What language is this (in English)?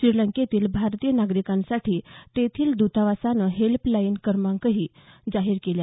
Marathi